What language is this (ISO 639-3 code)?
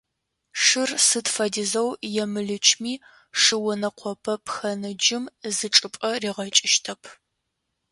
ady